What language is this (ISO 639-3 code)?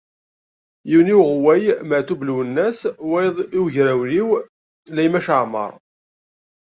kab